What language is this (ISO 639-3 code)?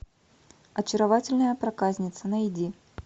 rus